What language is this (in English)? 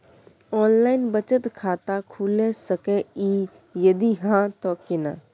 Maithili